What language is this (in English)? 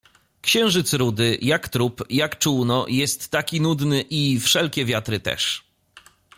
Polish